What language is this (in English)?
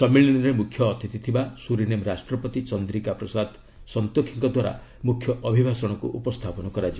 Odia